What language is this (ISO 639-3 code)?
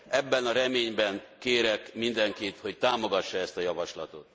hun